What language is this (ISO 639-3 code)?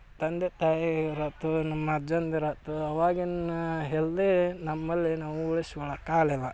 kan